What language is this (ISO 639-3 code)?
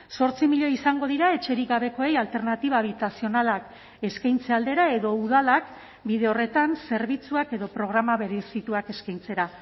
eus